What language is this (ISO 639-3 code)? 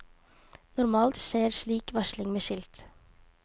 nor